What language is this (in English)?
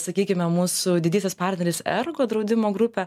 Lithuanian